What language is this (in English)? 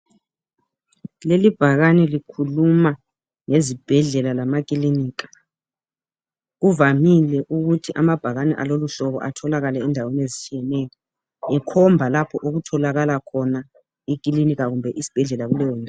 North Ndebele